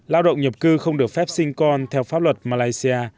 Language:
Vietnamese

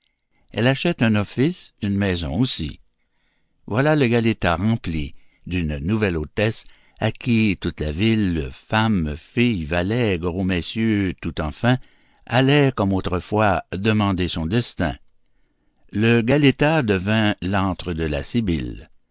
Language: French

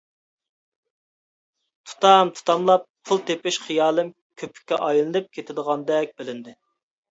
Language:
Uyghur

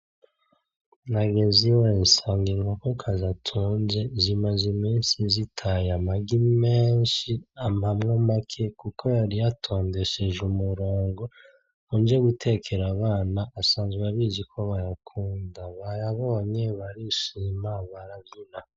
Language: Rundi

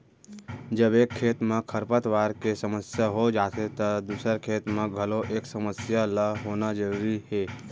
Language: Chhattisgarhi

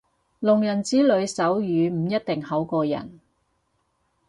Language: Cantonese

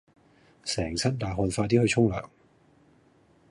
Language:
Cantonese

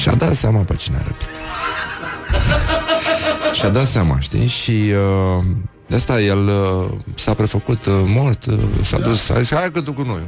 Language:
Romanian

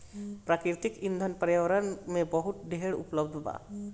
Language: Bhojpuri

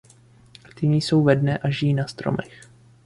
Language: Czech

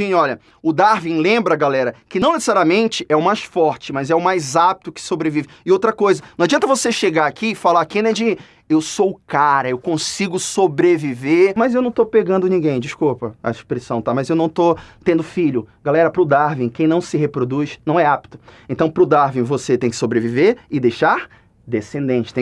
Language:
Portuguese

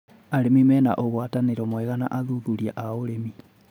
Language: Kikuyu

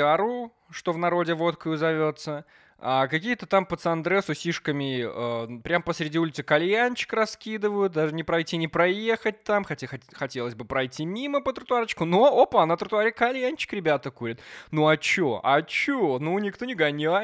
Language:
Russian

